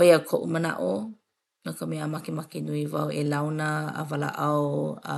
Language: Hawaiian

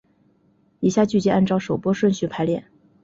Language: Chinese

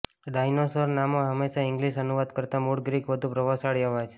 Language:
Gujarati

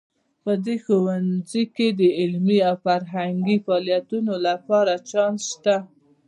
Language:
Pashto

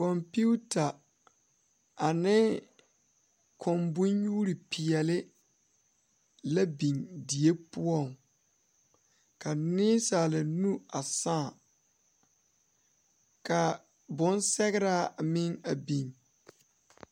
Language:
Southern Dagaare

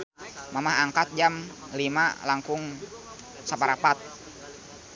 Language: Sundanese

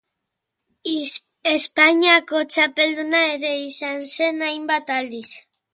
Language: Basque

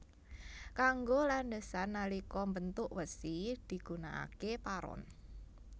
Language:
Javanese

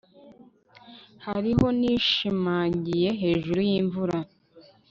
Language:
Kinyarwanda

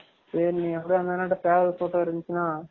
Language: Tamil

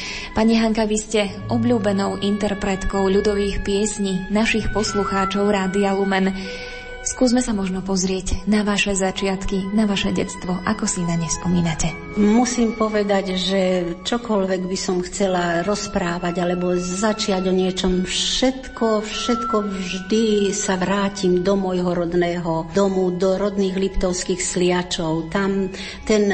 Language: Slovak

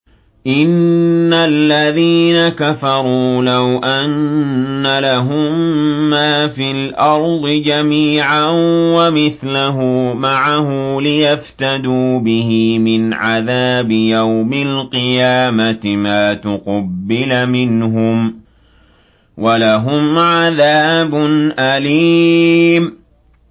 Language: Arabic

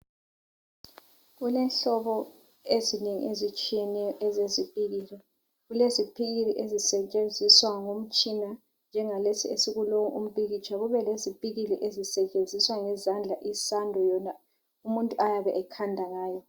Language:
North Ndebele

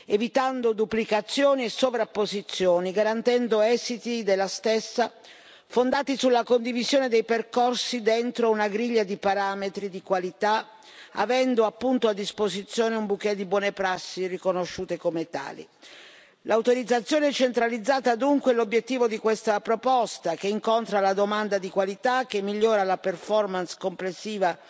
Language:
Italian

